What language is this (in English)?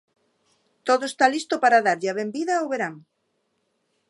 Galician